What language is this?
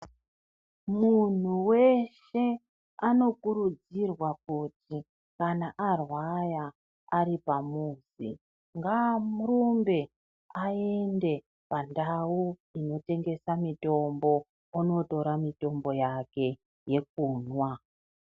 Ndau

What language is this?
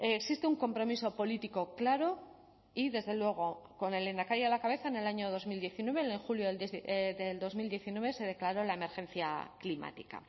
Spanish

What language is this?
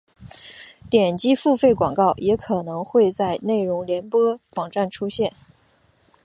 Chinese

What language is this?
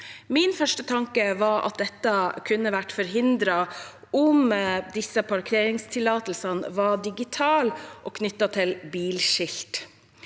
Norwegian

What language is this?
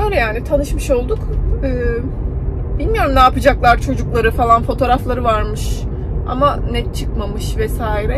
Turkish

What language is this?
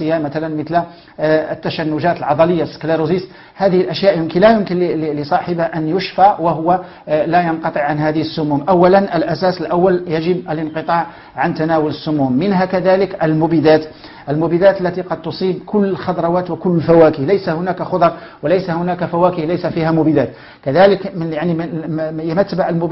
Arabic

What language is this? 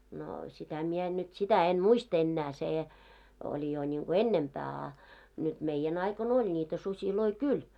Finnish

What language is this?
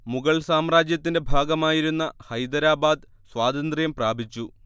Malayalam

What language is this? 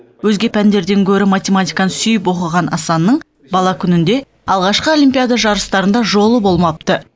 Kazakh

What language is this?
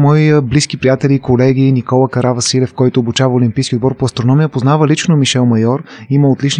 Bulgarian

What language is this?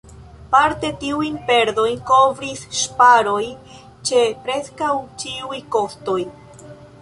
Esperanto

